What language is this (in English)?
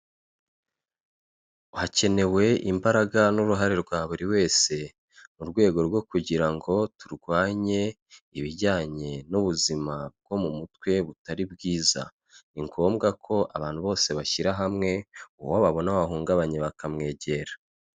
Kinyarwanda